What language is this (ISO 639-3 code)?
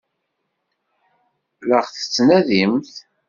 kab